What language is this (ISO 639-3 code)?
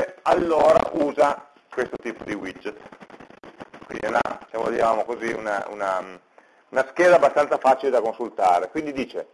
ita